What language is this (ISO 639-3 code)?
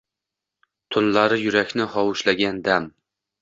uzb